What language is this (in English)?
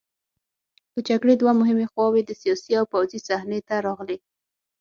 Pashto